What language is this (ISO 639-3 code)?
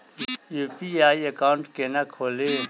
mai